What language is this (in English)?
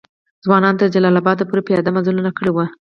Pashto